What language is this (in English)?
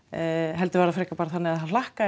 Icelandic